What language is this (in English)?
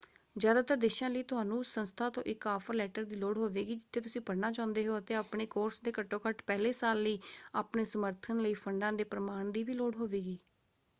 Punjabi